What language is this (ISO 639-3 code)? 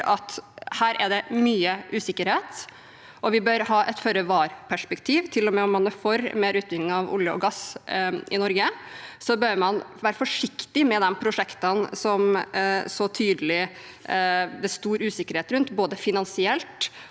nor